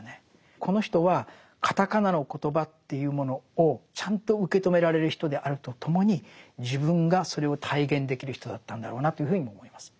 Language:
Japanese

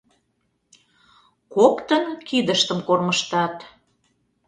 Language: Mari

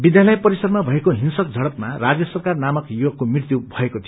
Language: Nepali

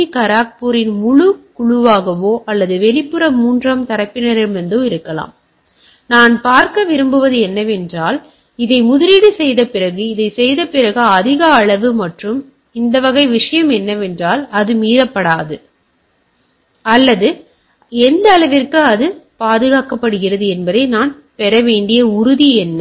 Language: Tamil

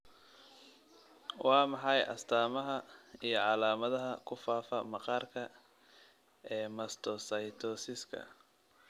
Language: Somali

